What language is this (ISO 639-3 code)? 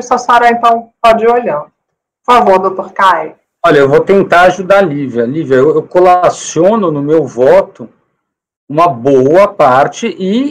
por